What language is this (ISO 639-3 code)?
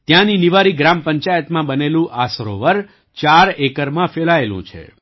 guj